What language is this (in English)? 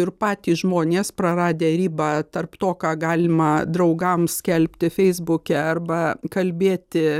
Lithuanian